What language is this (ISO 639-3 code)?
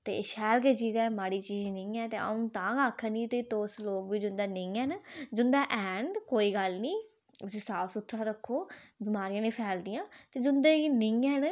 doi